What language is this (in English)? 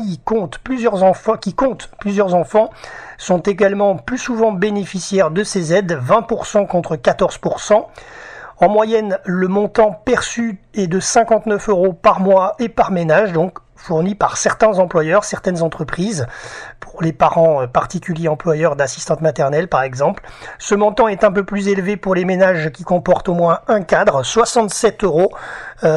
French